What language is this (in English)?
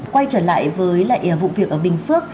Vietnamese